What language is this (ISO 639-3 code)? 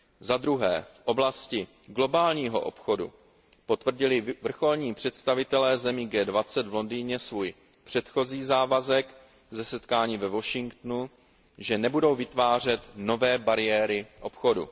ces